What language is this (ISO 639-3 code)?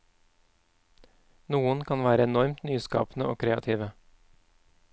nor